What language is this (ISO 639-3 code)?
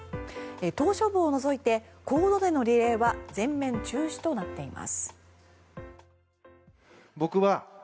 jpn